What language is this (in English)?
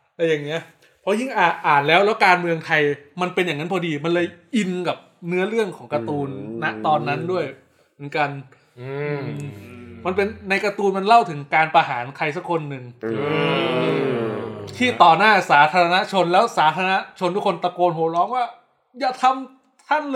Thai